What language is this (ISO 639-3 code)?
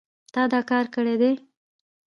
pus